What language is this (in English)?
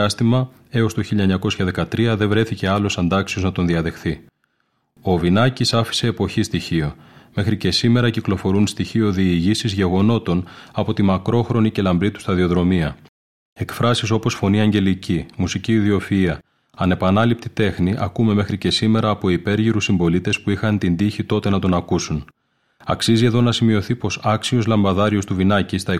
Greek